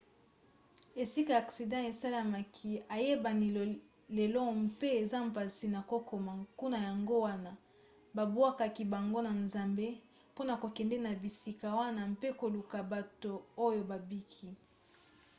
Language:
Lingala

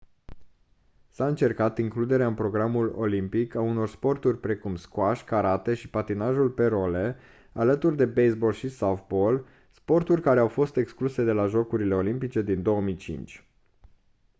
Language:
Romanian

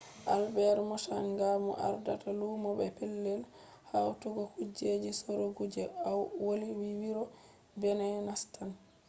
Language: Fula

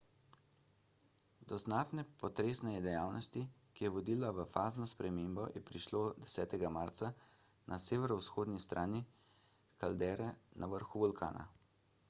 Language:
Slovenian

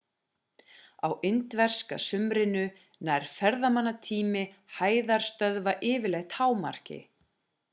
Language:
Icelandic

